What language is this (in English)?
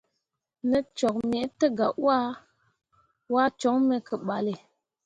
Mundang